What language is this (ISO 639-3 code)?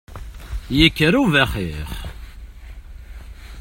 kab